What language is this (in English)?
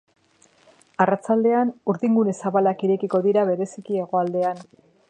Basque